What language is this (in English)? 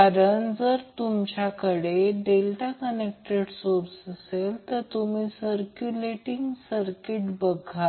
Marathi